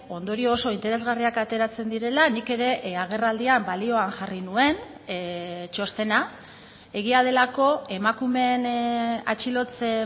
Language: Basque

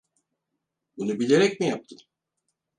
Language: Turkish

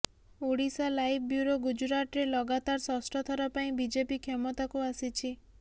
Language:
Odia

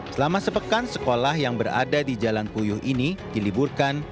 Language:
Indonesian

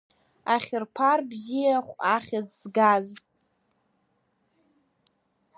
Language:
Abkhazian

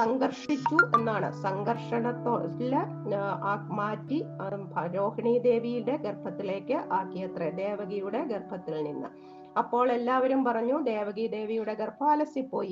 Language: Malayalam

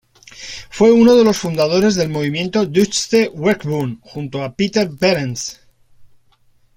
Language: Spanish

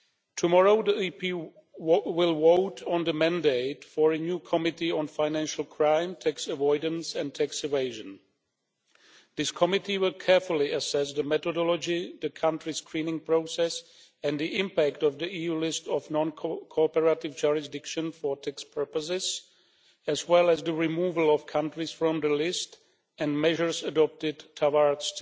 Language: English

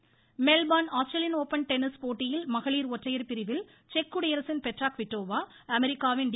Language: Tamil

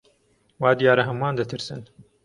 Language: Central Kurdish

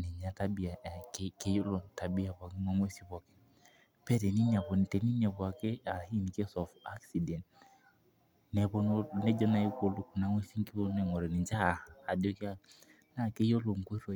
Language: Masai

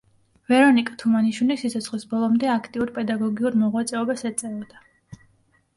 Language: Georgian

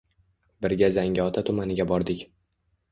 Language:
Uzbek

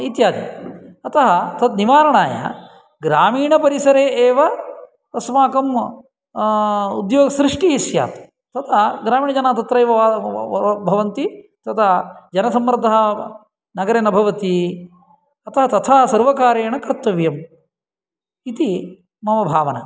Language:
Sanskrit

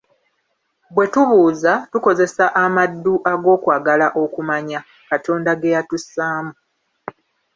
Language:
Ganda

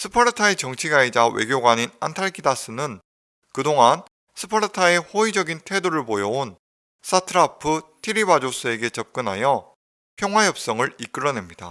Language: Korean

